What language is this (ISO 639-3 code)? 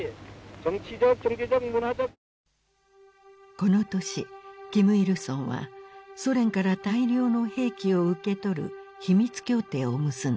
jpn